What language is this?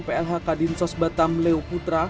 Indonesian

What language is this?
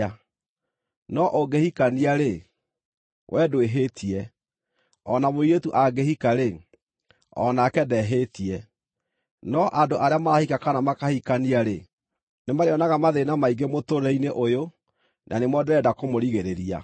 Kikuyu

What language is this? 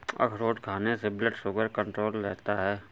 Hindi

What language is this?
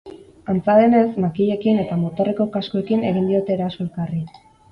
Basque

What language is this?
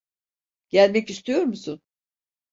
Turkish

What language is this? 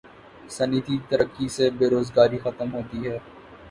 Urdu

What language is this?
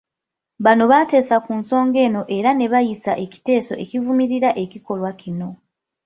Ganda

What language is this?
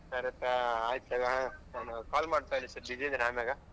Kannada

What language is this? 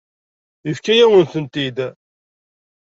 Kabyle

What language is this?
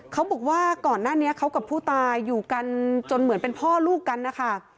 Thai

